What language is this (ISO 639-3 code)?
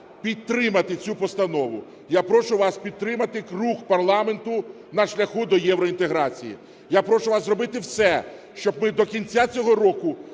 ukr